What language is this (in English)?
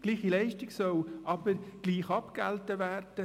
Swiss German